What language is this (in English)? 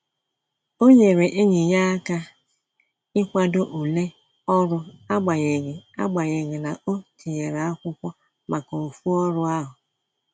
Igbo